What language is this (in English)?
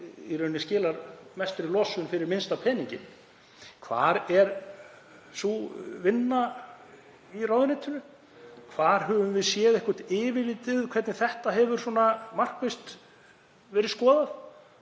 Icelandic